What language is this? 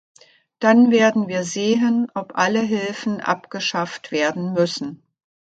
German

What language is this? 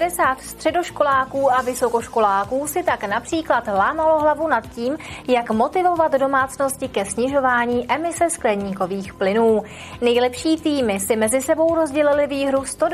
Czech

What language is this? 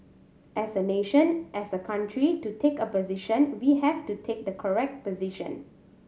English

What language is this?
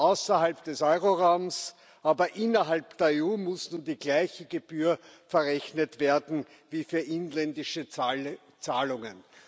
German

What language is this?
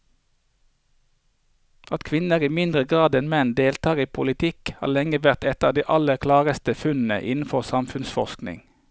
Norwegian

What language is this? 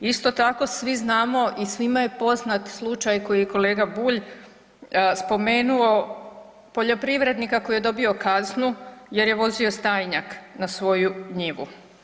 Croatian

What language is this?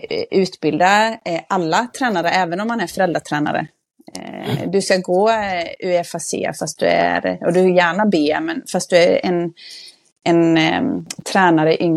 Swedish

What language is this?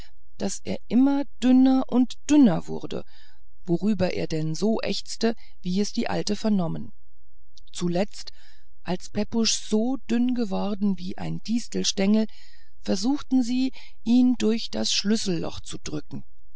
German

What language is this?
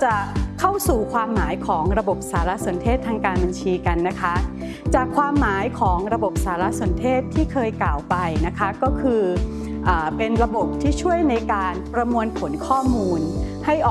Thai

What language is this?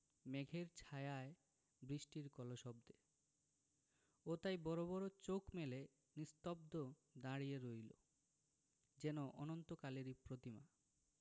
Bangla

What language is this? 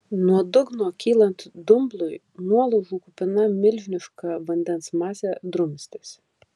Lithuanian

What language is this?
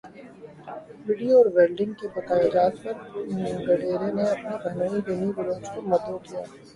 Urdu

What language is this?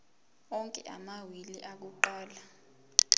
Zulu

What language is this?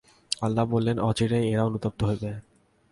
Bangla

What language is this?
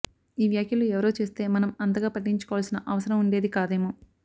Telugu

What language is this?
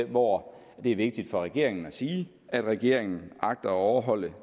Danish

